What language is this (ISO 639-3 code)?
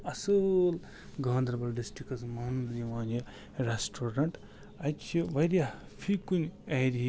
kas